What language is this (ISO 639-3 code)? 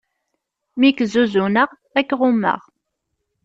kab